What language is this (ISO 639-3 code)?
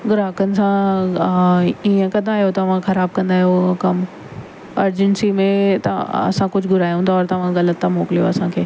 snd